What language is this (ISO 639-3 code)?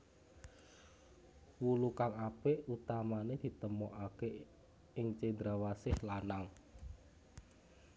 jav